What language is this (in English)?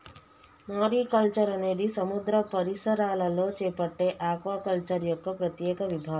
Telugu